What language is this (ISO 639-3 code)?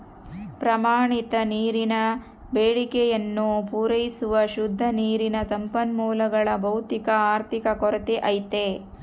kan